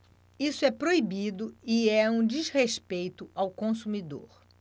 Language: Portuguese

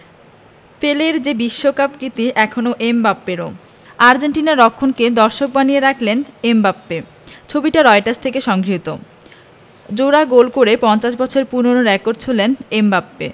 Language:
Bangla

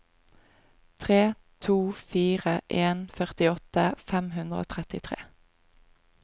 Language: Norwegian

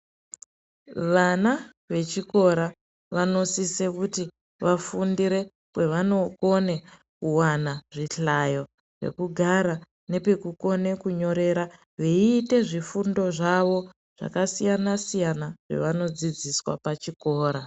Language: Ndau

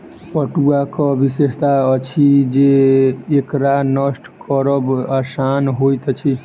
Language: Maithili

